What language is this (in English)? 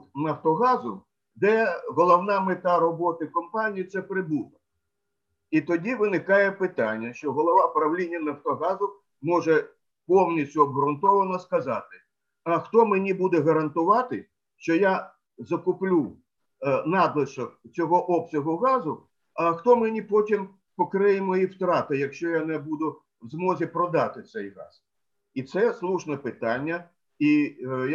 Ukrainian